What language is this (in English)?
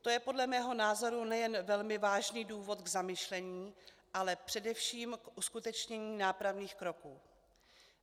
Czech